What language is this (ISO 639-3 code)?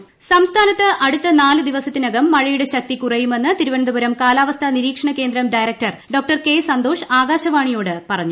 mal